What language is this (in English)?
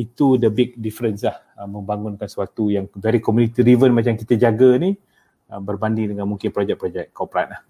Malay